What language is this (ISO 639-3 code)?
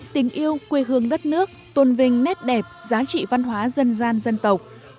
vie